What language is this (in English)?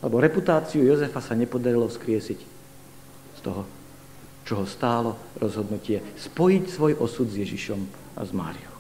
Slovak